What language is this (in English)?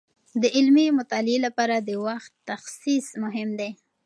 Pashto